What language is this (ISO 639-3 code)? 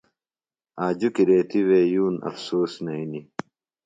phl